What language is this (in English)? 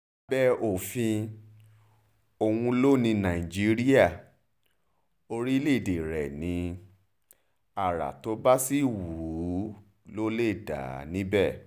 Yoruba